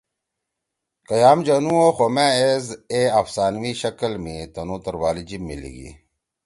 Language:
Torwali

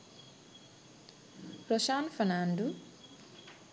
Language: Sinhala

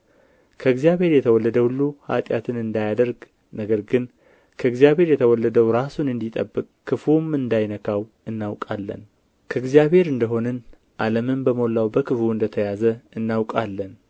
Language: Amharic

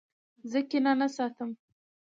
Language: Pashto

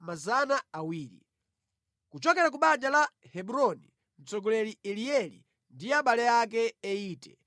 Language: Nyanja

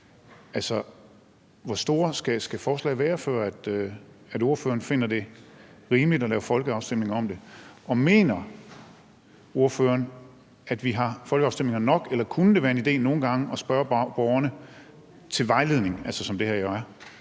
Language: Danish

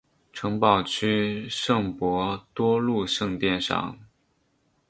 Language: Chinese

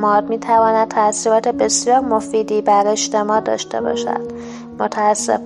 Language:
Persian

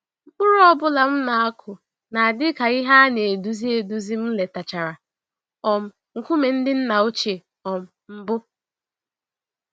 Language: Igbo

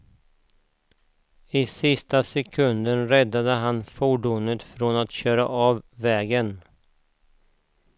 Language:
Swedish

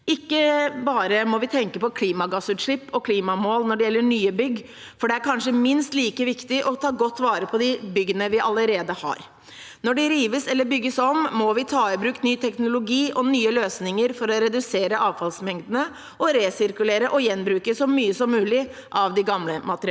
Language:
Norwegian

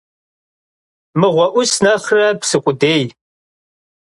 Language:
Kabardian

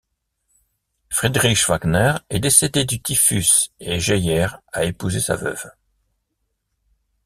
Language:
French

